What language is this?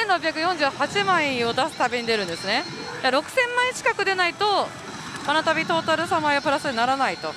Japanese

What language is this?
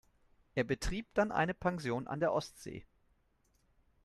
German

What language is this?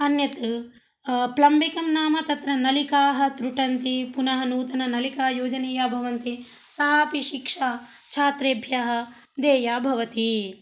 Sanskrit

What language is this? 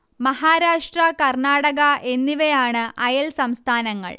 Malayalam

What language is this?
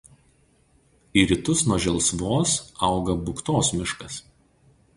Lithuanian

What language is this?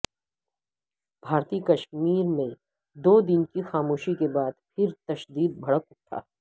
Urdu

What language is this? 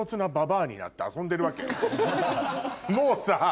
Japanese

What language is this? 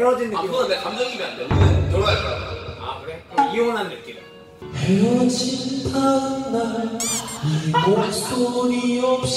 Korean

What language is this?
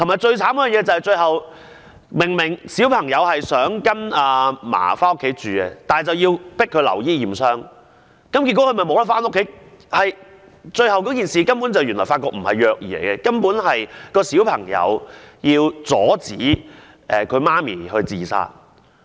Cantonese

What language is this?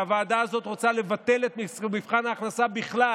Hebrew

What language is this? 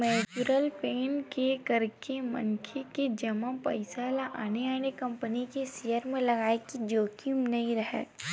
Chhattisgarhi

